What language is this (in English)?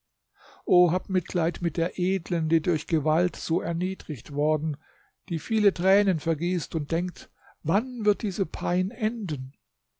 German